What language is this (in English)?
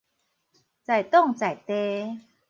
Min Nan Chinese